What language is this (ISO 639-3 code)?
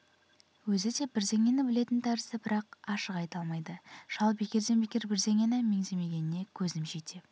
kaz